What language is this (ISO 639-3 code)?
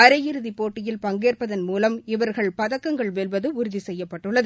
tam